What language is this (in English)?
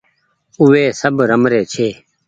Goaria